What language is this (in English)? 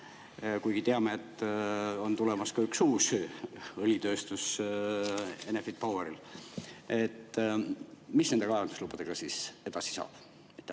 Estonian